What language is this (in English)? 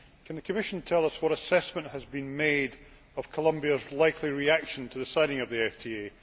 English